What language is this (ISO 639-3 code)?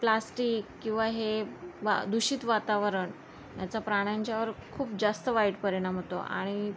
mar